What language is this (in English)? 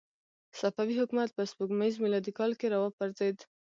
Pashto